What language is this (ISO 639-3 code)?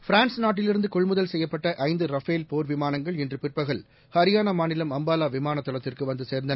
tam